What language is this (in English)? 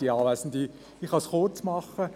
Swiss German